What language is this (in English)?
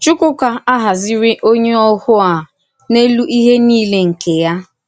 Igbo